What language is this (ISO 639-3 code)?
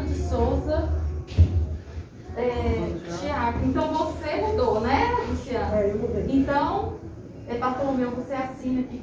por